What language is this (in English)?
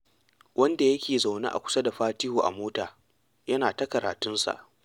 Hausa